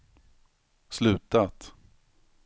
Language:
Swedish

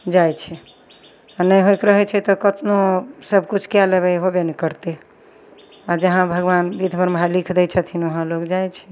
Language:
Maithili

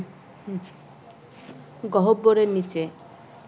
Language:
Bangla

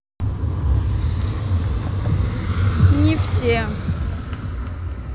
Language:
Russian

